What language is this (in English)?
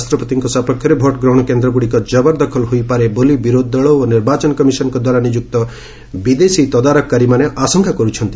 Odia